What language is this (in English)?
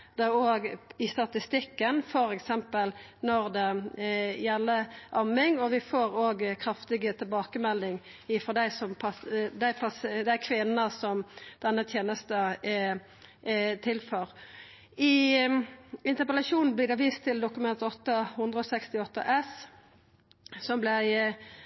Norwegian Nynorsk